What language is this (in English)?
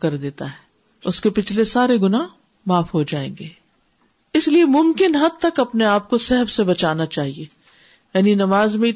Urdu